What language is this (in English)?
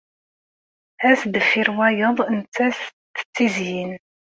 Kabyle